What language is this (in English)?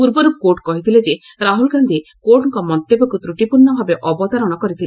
Odia